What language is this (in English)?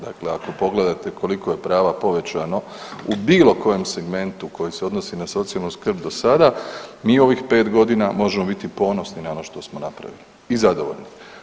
Croatian